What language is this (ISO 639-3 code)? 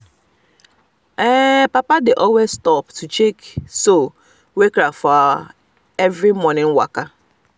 pcm